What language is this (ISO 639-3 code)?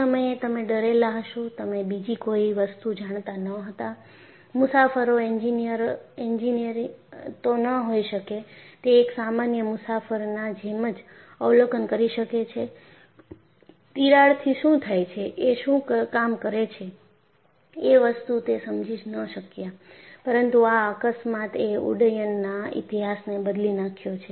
guj